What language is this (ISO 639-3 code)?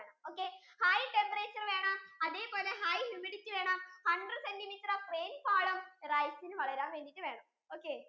mal